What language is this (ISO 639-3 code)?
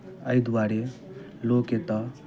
mai